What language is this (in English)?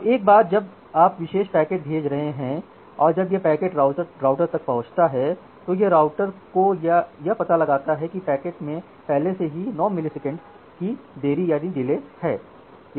Hindi